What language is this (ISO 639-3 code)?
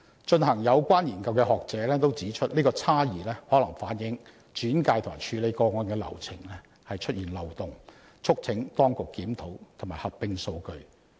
yue